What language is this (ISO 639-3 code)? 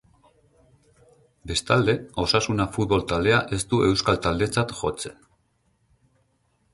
eus